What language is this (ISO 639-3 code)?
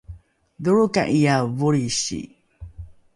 dru